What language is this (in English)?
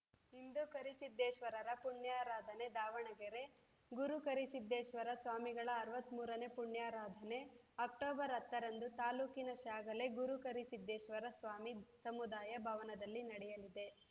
Kannada